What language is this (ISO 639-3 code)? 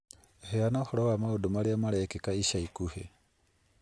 kik